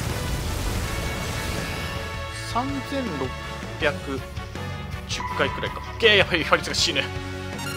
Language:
Japanese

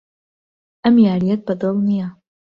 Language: Central Kurdish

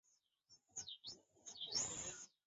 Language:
Chinese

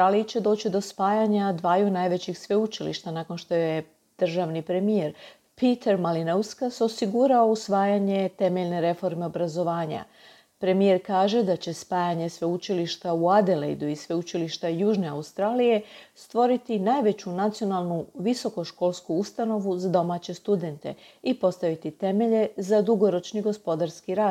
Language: Croatian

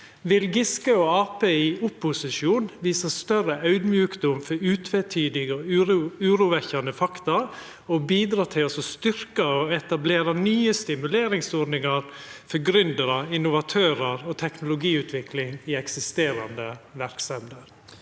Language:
Norwegian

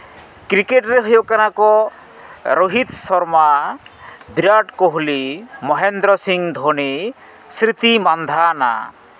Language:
Santali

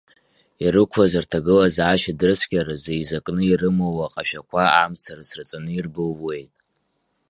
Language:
Abkhazian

